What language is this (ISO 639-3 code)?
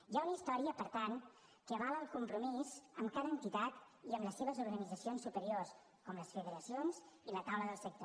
cat